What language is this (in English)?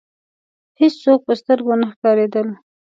Pashto